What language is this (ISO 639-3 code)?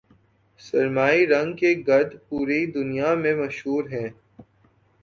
urd